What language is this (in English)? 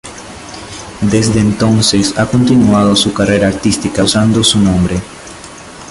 Spanish